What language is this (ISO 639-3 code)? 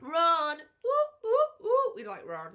cym